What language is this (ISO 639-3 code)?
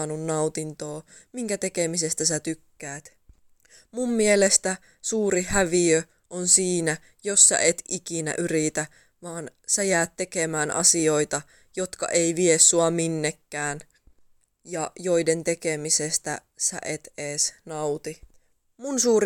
fin